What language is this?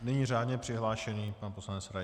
Czech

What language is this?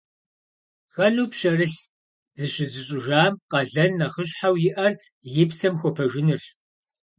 Kabardian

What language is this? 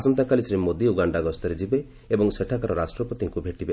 Odia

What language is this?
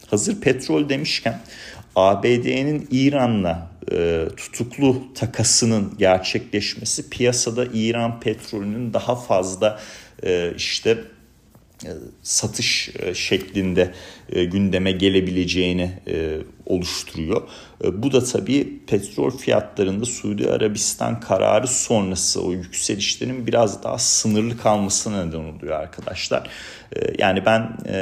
Turkish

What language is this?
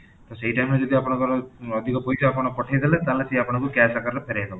Odia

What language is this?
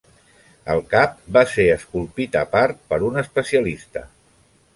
Catalan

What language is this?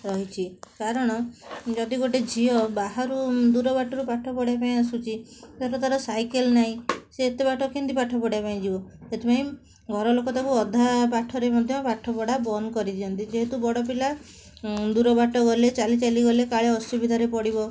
Odia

